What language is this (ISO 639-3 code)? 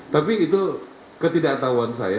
ind